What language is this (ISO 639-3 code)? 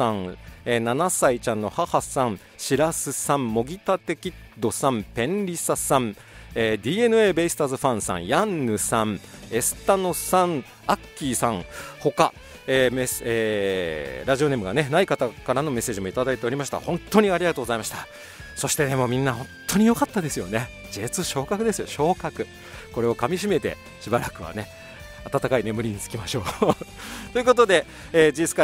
jpn